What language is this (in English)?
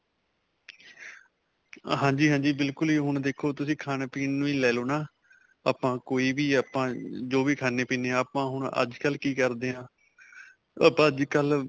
Punjabi